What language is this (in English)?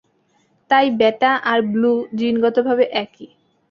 Bangla